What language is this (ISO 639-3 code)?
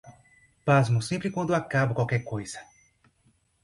por